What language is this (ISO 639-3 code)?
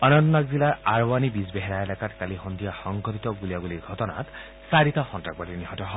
asm